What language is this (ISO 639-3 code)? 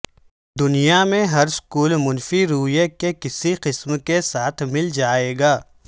urd